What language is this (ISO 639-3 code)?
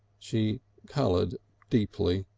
eng